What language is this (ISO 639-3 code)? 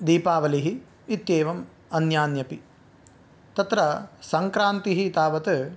san